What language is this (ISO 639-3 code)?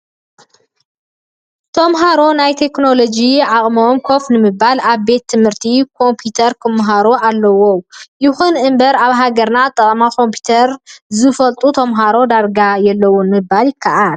tir